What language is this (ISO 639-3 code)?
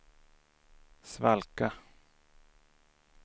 swe